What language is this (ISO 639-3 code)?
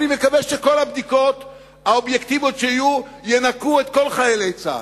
heb